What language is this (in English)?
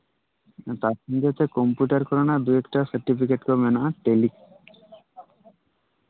Santali